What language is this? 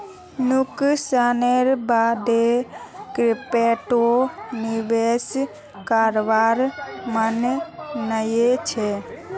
Magahi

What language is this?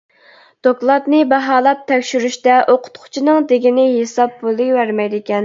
Uyghur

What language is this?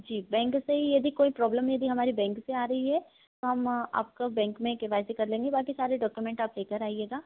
Hindi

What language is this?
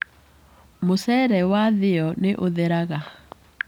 Kikuyu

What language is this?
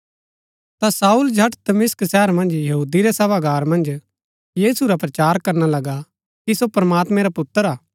Gaddi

